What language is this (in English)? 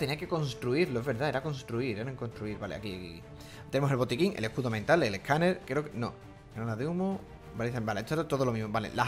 Spanish